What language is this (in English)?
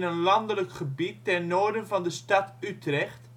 Dutch